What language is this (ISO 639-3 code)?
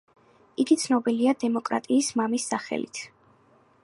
kat